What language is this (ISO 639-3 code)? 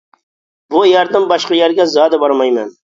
uig